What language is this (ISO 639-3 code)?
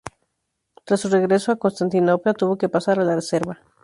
spa